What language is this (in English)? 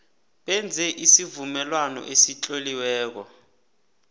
South Ndebele